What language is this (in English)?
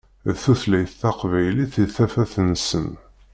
Kabyle